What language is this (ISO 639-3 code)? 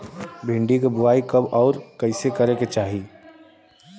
bho